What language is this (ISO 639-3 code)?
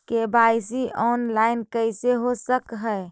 mag